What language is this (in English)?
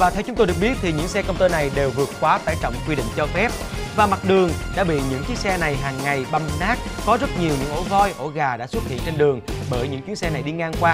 Vietnamese